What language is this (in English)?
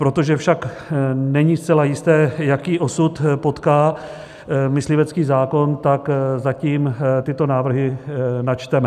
Czech